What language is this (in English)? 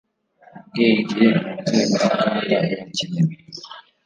Kinyarwanda